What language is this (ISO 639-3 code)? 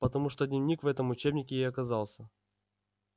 rus